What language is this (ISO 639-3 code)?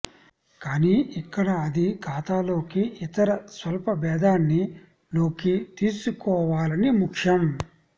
tel